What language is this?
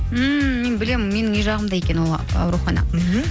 Kazakh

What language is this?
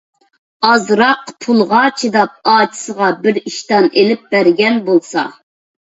Uyghur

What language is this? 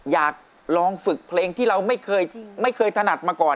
Thai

